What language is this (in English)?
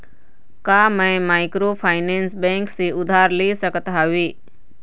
Chhattisgarhi